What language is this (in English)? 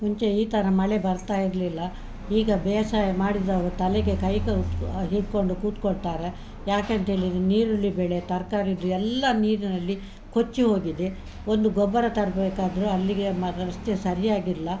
Kannada